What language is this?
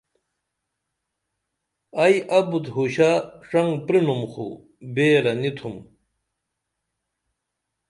Dameli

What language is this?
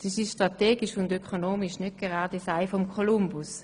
Swiss German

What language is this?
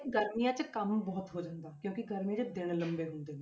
Punjabi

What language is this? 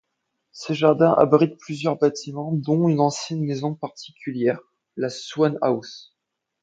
French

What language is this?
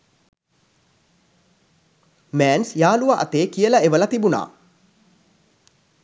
Sinhala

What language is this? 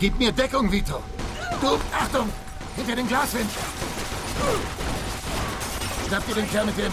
German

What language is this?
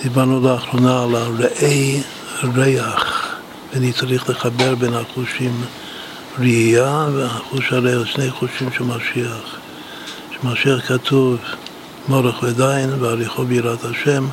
Hebrew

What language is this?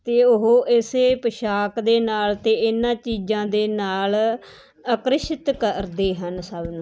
Punjabi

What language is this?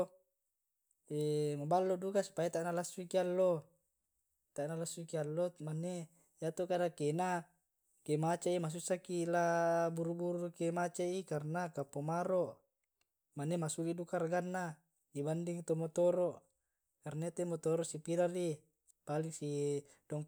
Tae'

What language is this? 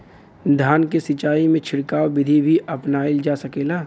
Bhojpuri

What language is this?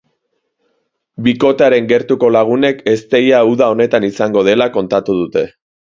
Basque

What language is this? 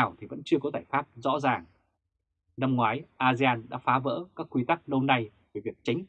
Vietnamese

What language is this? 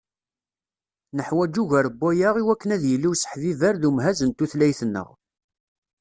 Kabyle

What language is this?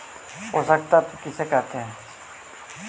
Magahi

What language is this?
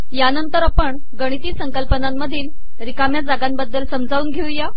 Marathi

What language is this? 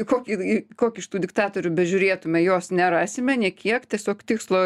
Lithuanian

